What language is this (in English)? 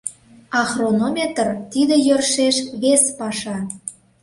Mari